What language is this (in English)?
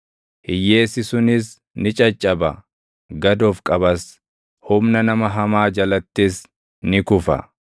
Oromo